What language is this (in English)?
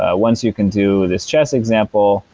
English